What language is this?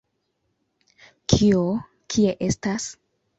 Esperanto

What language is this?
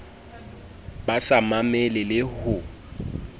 Southern Sotho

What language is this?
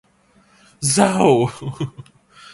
Thai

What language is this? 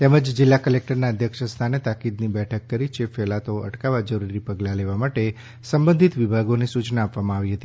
Gujarati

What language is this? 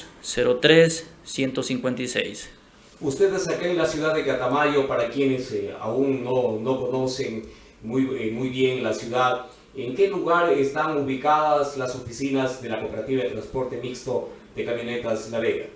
Spanish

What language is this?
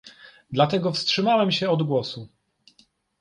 Polish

